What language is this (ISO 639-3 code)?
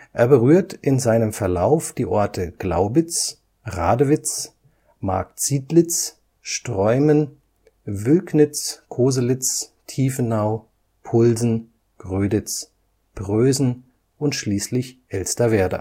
deu